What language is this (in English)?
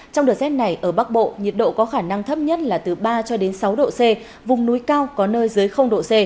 Vietnamese